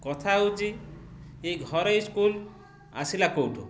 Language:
Odia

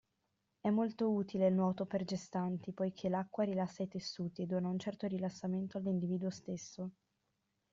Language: Italian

